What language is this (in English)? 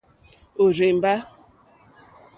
Mokpwe